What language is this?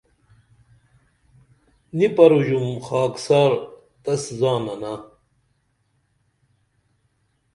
Dameli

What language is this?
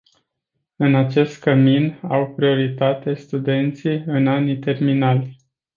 Romanian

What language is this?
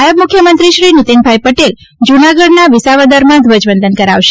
Gujarati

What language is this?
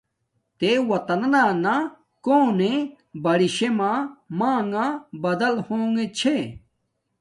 Domaaki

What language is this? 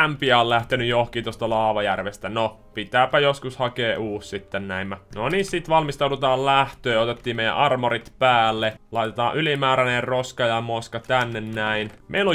Finnish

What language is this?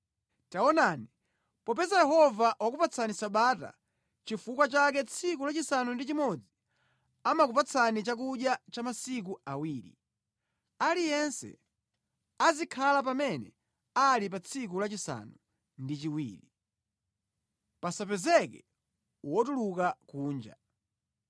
Nyanja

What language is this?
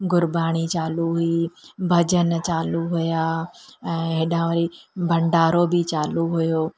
Sindhi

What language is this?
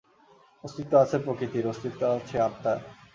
Bangla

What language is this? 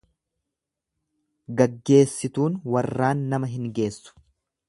Oromo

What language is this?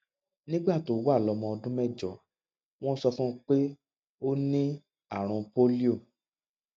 Yoruba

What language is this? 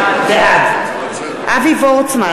Hebrew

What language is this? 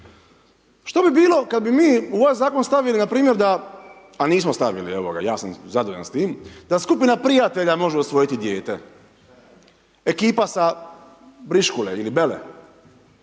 Croatian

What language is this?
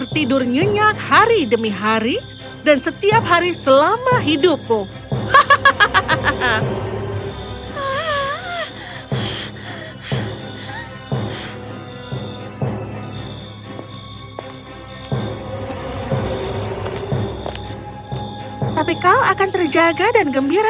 Indonesian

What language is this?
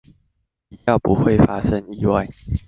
Chinese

